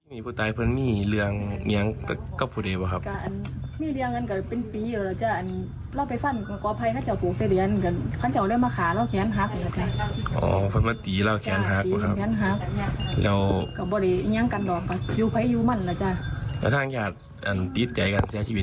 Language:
Thai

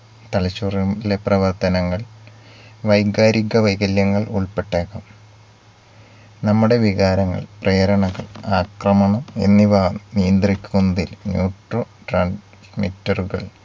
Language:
Malayalam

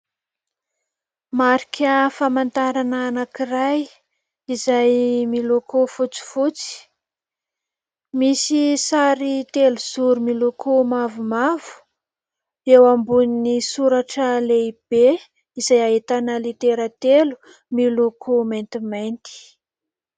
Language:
Malagasy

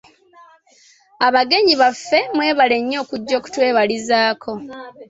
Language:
Ganda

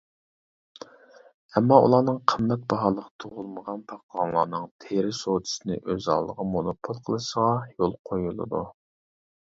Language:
Uyghur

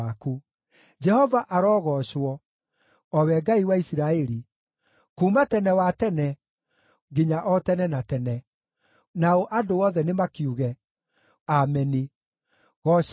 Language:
Kikuyu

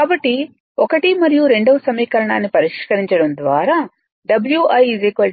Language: Telugu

